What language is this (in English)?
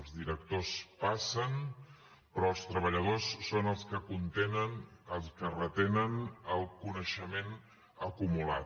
Catalan